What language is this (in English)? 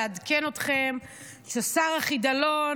Hebrew